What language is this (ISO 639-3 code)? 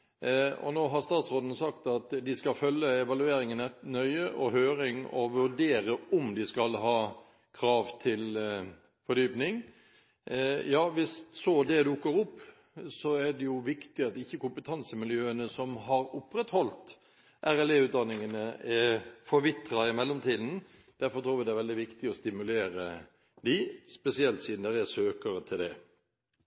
nob